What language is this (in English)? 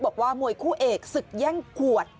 Thai